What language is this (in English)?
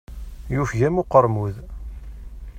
Kabyle